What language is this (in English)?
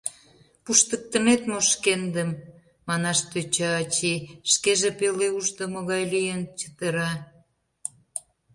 Mari